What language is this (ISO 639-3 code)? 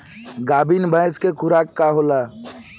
bho